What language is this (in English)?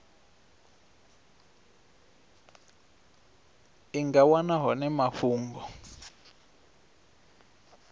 Venda